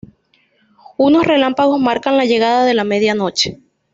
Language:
Spanish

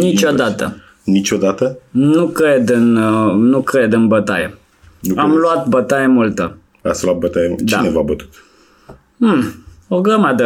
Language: Romanian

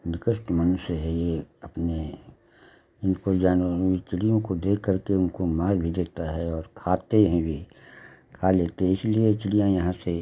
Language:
Hindi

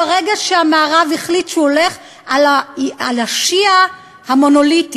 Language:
Hebrew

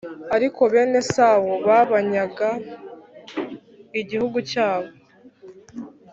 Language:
Kinyarwanda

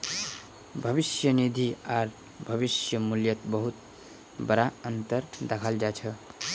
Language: Magahi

